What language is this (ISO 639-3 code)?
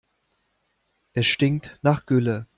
deu